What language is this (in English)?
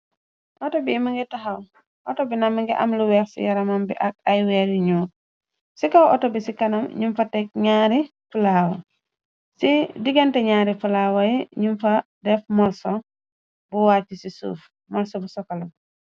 Wolof